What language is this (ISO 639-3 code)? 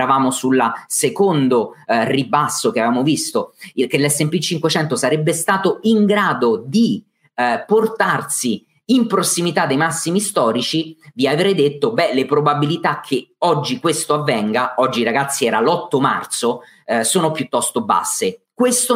ita